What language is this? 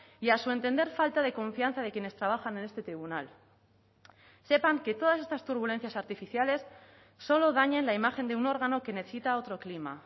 Spanish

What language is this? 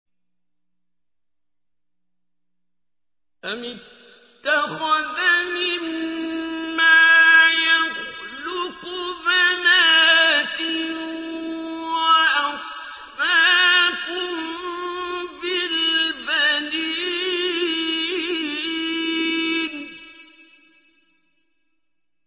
Arabic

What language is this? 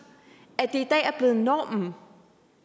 Danish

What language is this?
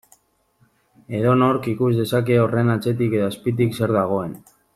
Basque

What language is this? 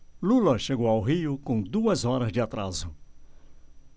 Portuguese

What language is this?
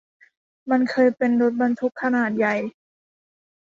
Thai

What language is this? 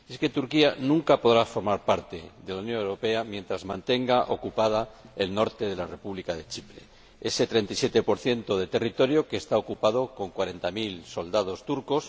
Spanish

